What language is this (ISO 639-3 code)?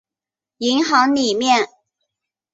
zho